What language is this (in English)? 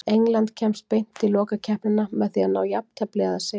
Icelandic